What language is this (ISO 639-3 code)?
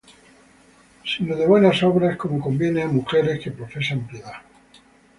spa